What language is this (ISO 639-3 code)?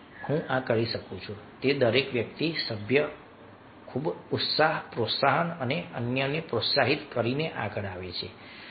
guj